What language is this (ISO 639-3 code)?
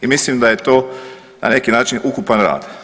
hrv